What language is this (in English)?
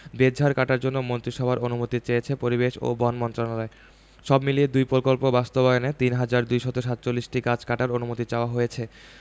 Bangla